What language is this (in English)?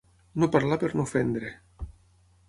Catalan